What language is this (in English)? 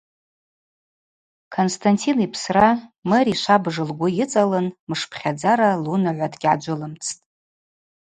Abaza